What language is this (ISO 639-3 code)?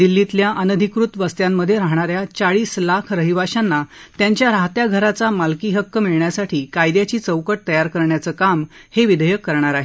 mar